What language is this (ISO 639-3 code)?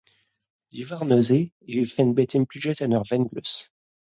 bre